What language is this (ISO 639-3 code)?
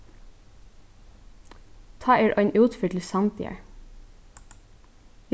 fao